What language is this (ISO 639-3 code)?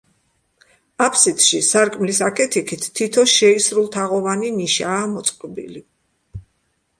kat